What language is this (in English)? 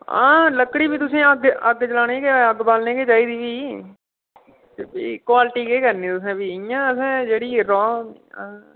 Dogri